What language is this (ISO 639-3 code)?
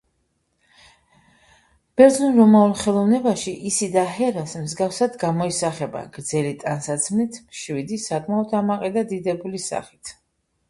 kat